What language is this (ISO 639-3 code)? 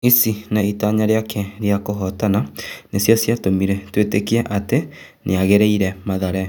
kik